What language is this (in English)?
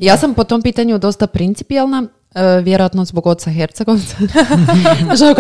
Croatian